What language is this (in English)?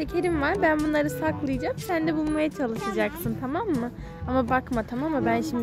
Turkish